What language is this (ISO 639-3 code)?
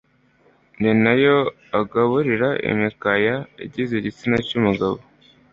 kin